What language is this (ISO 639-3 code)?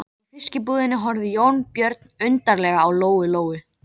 isl